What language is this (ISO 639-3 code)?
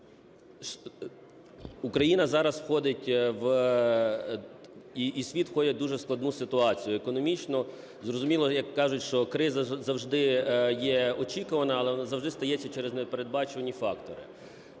ukr